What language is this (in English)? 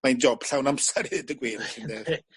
Welsh